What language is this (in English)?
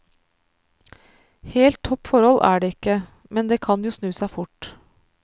Norwegian